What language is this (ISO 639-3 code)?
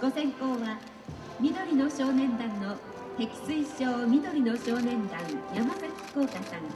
jpn